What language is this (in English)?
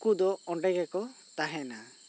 Santali